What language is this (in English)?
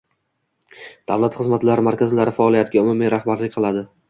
Uzbek